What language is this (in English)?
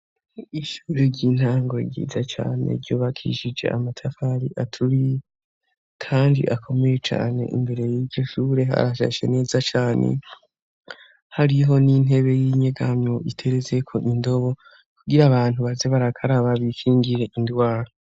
Rundi